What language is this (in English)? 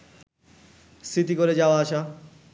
Bangla